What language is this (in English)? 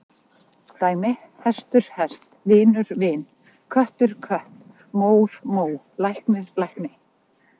Icelandic